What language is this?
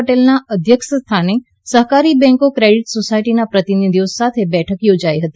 Gujarati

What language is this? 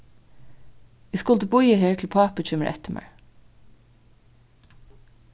Faroese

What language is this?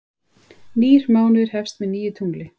Icelandic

